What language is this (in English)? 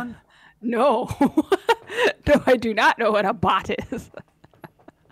English